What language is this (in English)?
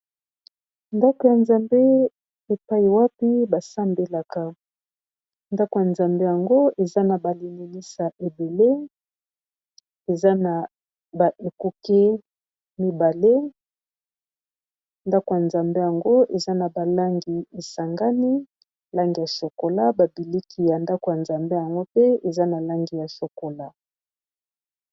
Lingala